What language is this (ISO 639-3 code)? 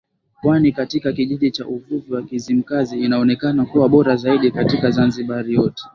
swa